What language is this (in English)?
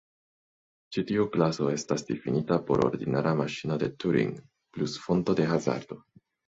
Esperanto